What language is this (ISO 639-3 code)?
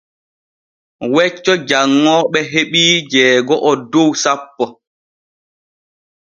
fue